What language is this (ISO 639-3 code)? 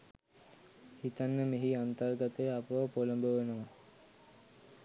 sin